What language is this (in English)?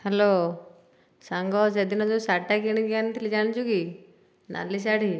Odia